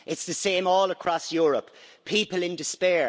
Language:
English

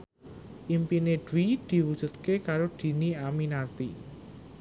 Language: Javanese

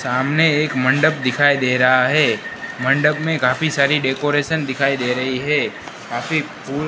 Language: Hindi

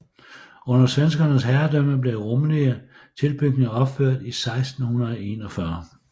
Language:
Danish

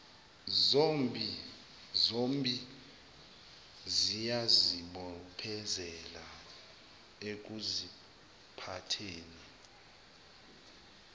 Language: Zulu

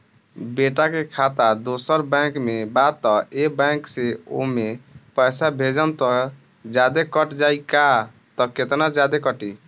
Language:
Bhojpuri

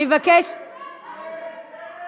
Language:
Hebrew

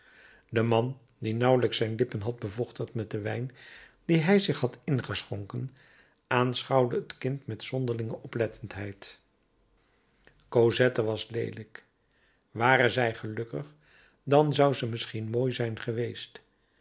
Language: Dutch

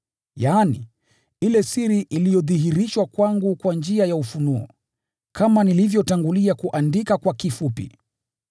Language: Swahili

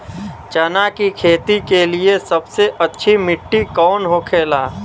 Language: Bhojpuri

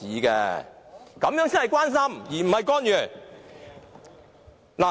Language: Cantonese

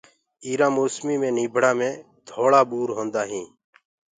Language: Gurgula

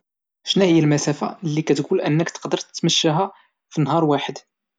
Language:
Moroccan Arabic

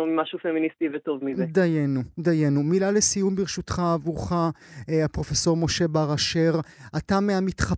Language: Hebrew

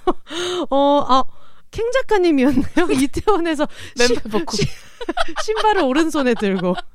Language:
Korean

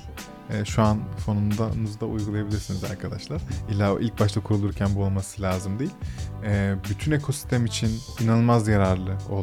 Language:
Turkish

